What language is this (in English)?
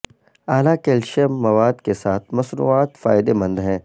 Urdu